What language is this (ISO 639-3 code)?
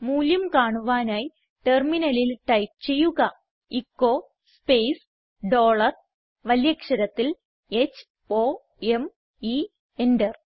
mal